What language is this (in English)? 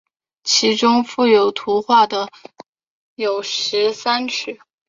Chinese